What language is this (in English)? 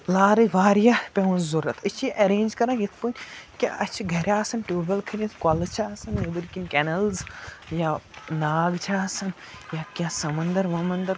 Kashmiri